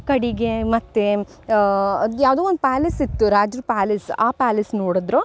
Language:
Kannada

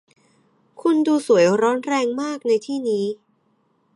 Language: Thai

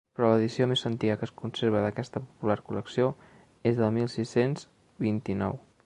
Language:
Catalan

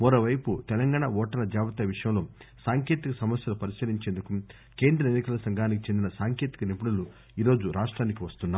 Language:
Telugu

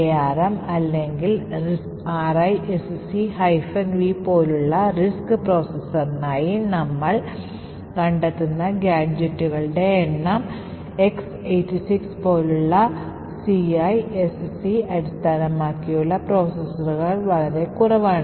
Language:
Malayalam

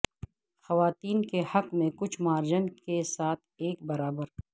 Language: Urdu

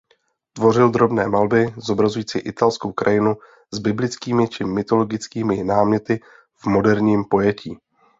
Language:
Czech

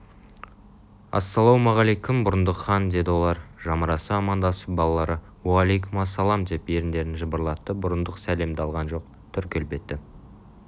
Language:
Kazakh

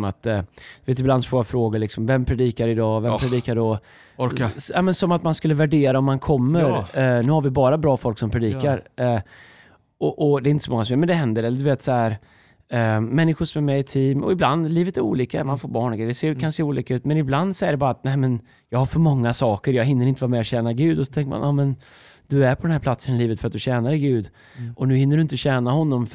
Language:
Swedish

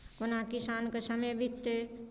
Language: Maithili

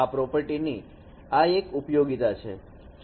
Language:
Gujarati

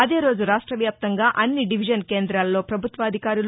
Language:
Telugu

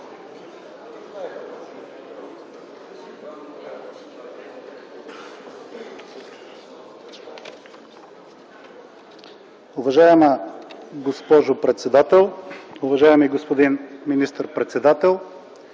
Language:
Bulgarian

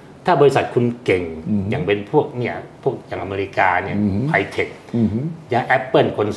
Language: Thai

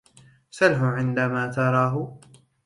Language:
Arabic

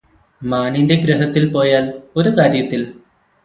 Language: Malayalam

